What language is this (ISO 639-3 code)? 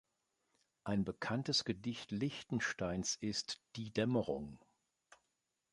deu